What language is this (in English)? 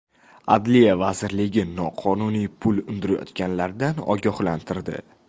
Uzbek